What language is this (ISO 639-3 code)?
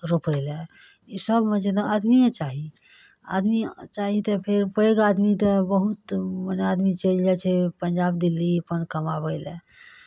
mai